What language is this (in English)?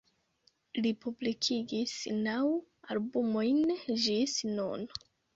Esperanto